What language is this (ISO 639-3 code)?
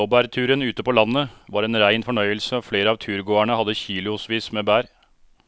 nor